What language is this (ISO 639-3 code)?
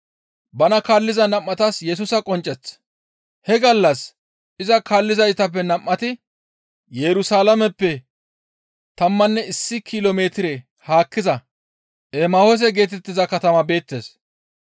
gmv